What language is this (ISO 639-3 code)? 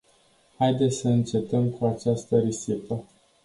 ron